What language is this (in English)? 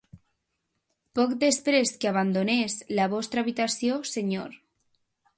Catalan